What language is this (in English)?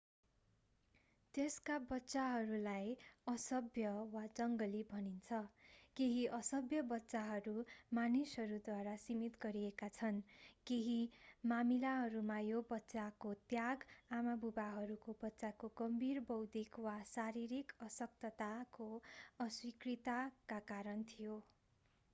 Nepali